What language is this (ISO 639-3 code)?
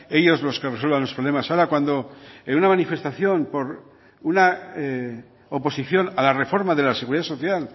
spa